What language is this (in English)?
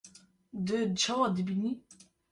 Kurdish